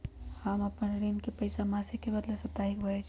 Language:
Magahi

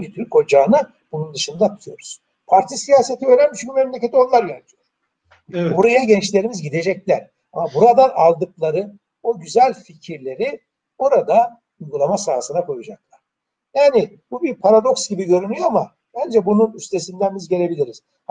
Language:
Turkish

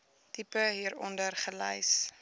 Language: Afrikaans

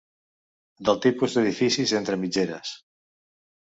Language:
Catalan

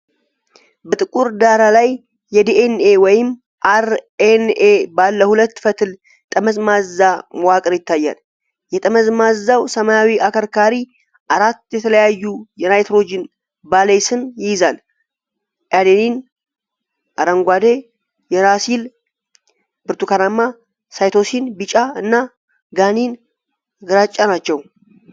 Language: Amharic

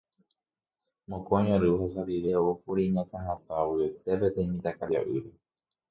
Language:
Guarani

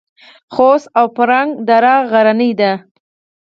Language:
Pashto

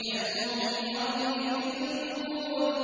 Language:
Arabic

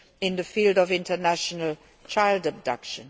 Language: English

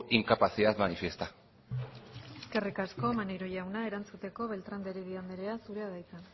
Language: Basque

